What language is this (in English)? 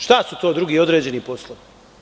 Serbian